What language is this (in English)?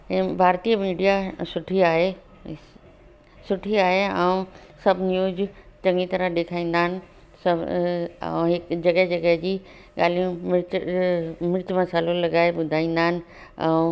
Sindhi